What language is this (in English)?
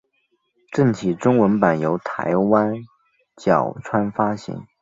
Chinese